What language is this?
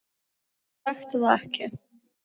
Icelandic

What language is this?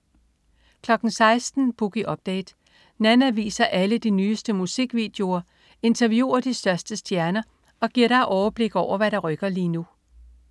Danish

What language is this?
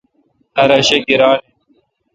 Kalkoti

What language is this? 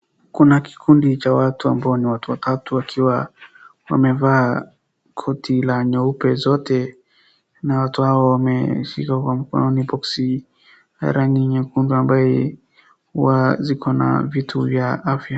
Swahili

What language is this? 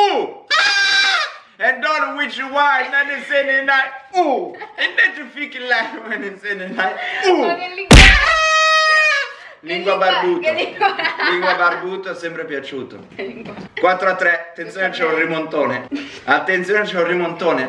Italian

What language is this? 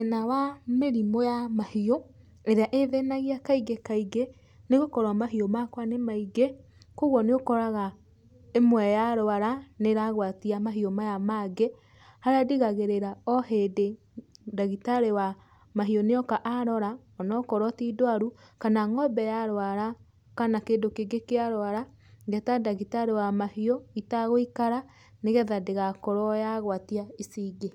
Kikuyu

